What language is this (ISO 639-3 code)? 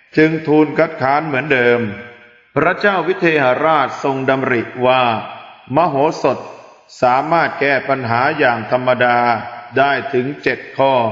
tha